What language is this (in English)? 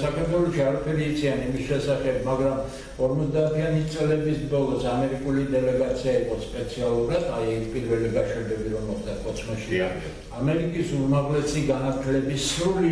Romanian